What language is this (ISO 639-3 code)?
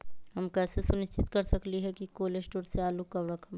mag